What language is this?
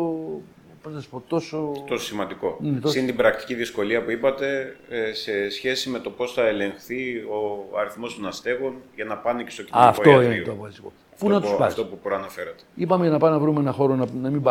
Greek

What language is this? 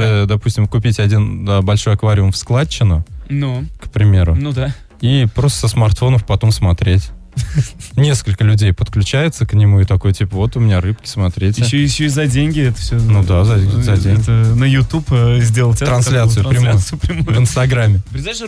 Russian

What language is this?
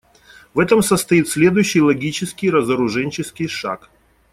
Russian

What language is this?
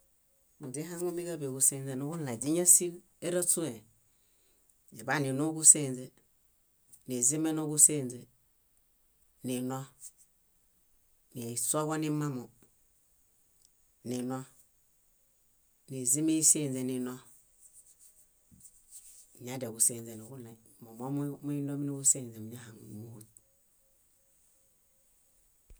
Bayot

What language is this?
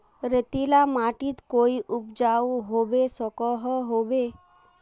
Magahi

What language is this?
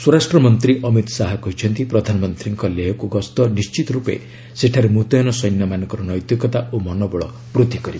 Odia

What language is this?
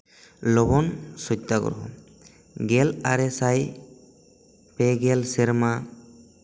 Santali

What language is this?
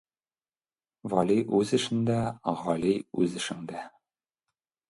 Tatar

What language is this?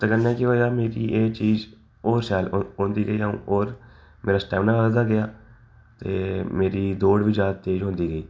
Dogri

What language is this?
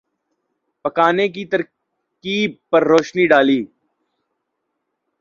Urdu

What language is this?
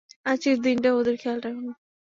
Bangla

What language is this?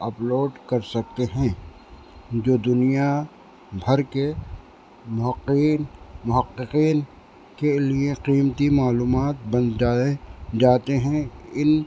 Urdu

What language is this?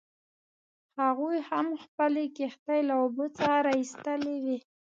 Pashto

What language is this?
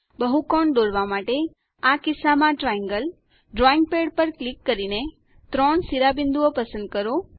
Gujarati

